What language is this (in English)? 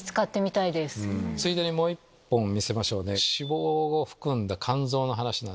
Japanese